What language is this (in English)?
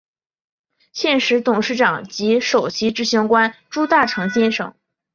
Chinese